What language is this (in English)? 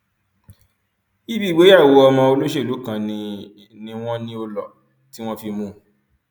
Yoruba